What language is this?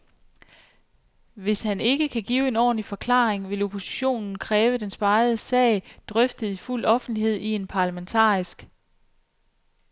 Danish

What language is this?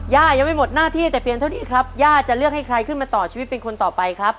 Thai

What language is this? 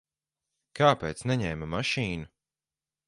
Latvian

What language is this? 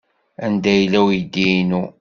Kabyle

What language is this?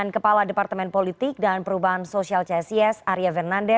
Indonesian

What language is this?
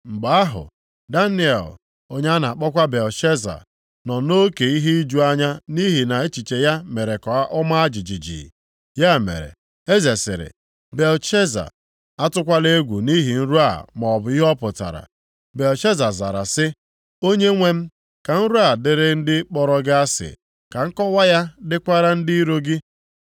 Igbo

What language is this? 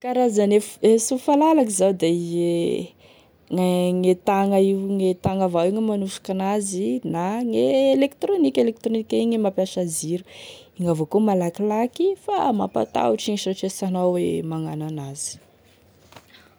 Tesaka Malagasy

